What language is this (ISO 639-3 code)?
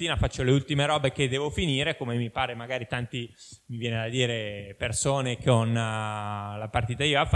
ita